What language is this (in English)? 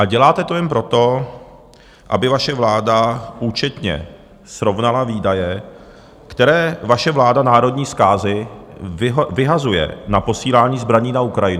Czech